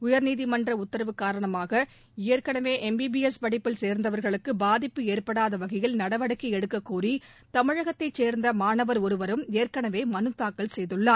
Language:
Tamil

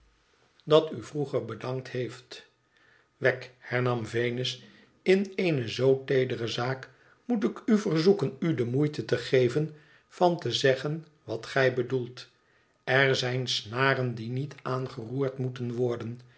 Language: Dutch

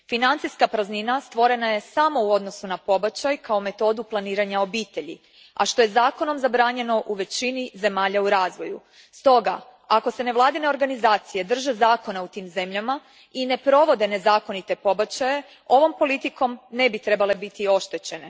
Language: Croatian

